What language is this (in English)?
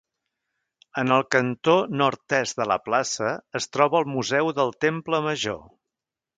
Catalan